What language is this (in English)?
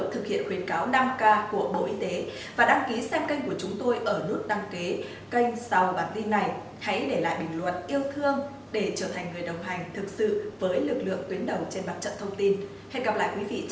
Vietnamese